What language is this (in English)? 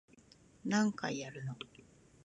Japanese